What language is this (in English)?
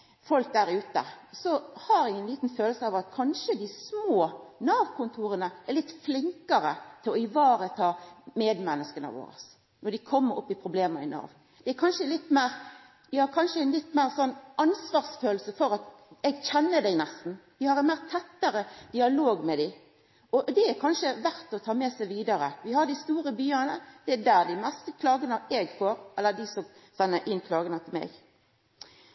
Norwegian Nynorsk